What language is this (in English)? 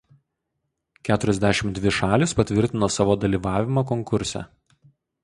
Lithuanian